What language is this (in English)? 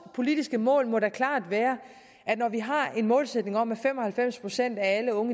Danish